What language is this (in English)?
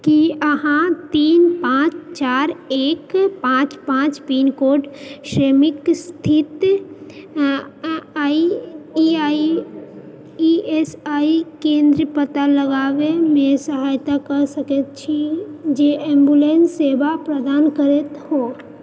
Maithili